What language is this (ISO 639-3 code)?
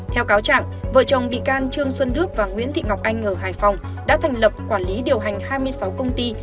vie